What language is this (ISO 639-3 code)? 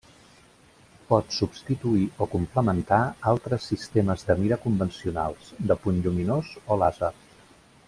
cat